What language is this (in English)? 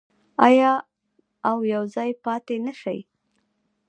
Pashto